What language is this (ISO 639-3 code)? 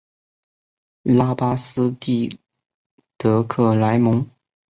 zho